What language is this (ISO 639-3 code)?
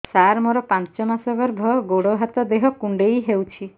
ori